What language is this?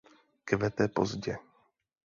Czech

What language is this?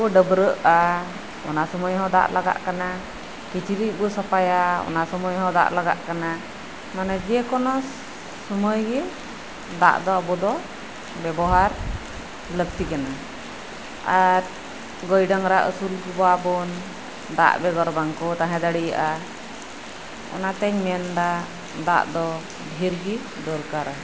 Santali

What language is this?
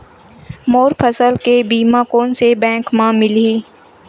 Chhattisgarhi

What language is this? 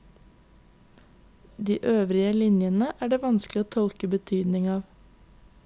Norwegian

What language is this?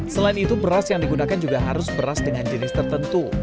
Indonesian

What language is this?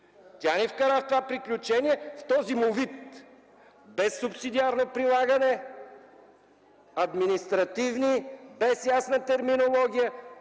Bulgarian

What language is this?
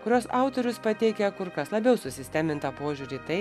Lithuanian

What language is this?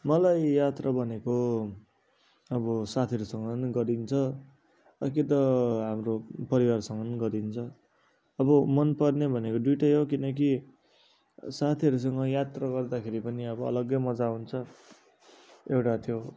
Nepali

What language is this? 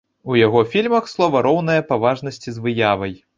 Belarusian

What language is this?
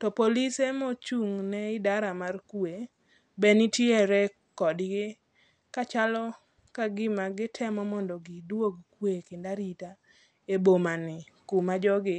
Luo (Kenya and Tanzania)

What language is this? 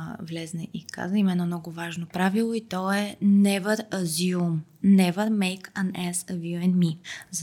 Bulgarian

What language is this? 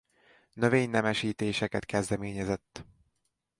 Hungarian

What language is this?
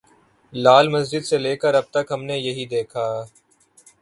Urdu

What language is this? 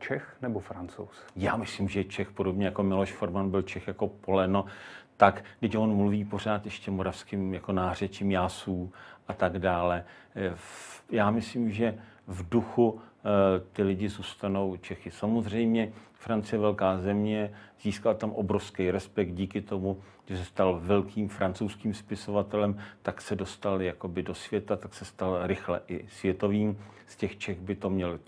Czech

